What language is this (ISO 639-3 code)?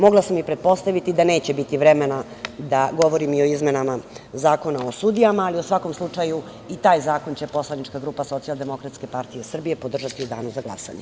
srp